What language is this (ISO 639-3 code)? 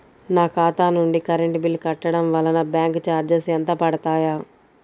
tel